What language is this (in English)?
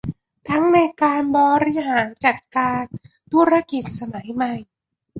Thai